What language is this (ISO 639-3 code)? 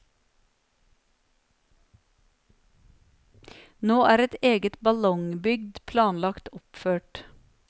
nor